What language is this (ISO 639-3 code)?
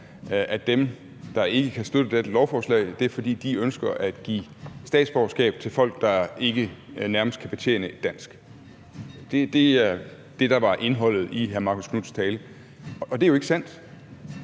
dan